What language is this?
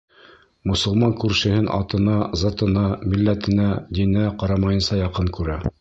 Bashkir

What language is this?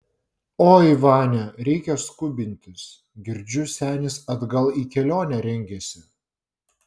Lithuanian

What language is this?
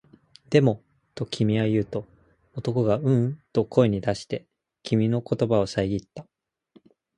Japanese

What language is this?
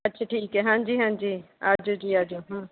Punjabi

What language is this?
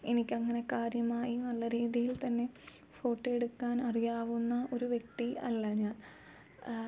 Malayalam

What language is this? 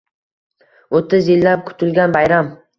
Uzbek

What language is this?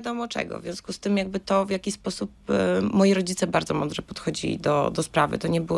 Polish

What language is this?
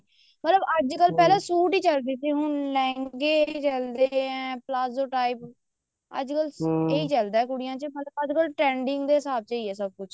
Punjabi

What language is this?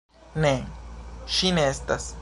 Esperanto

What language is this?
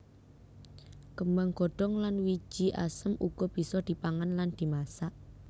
Javanese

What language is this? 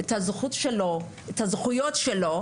Hebrew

